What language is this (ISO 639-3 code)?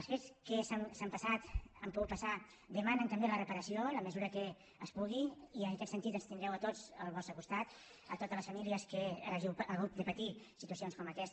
cat